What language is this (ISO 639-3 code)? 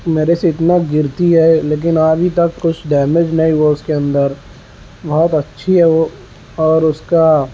urd